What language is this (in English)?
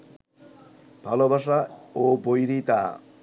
Bangla